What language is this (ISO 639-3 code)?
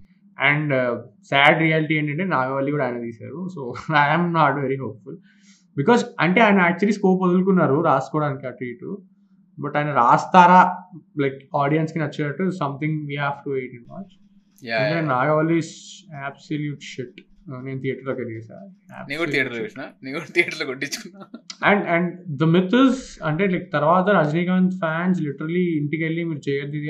tel